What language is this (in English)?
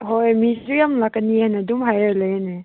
Manipuri